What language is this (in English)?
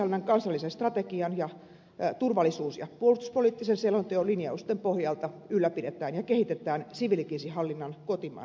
Finnish